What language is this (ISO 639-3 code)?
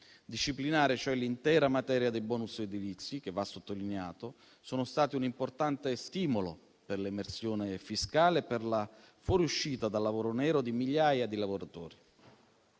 ita